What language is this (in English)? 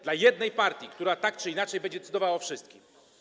Polish